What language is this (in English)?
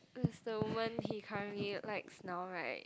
English